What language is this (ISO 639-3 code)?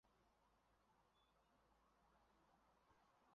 zho